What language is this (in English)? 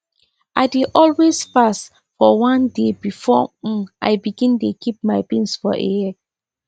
Nigerian Pidgin